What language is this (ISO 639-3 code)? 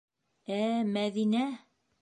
bak